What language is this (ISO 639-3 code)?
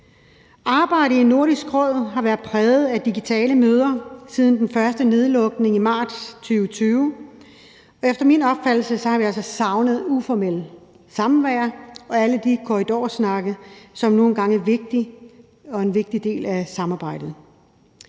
dan